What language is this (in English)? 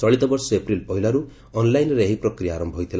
Odia